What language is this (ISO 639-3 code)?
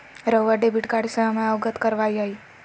mag